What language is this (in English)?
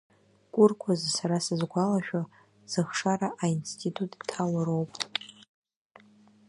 Abkhazian